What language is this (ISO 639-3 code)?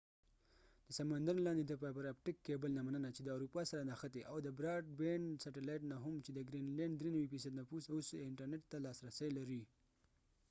pus